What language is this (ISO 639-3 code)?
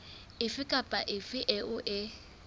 sot